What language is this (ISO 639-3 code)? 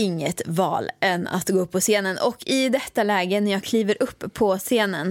swe